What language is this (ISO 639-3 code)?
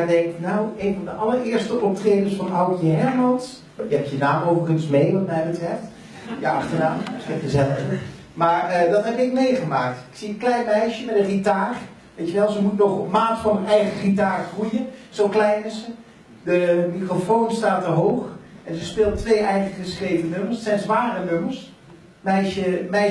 nld